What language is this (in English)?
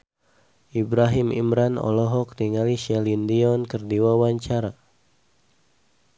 Sundanese